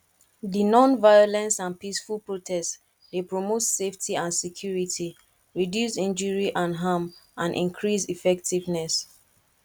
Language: Nigerian Pidgin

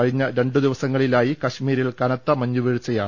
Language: Malayalam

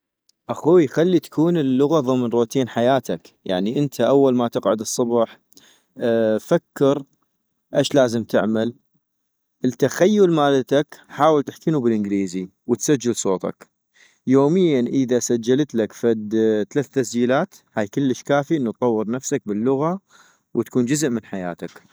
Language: North Mesopotamian Arabic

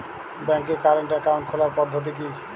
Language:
Bangla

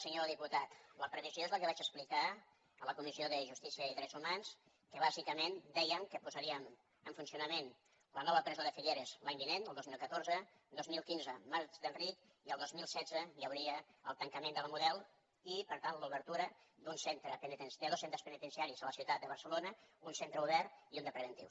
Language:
Catalan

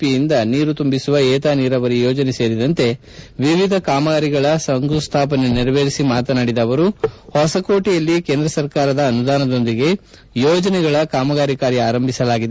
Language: Kannada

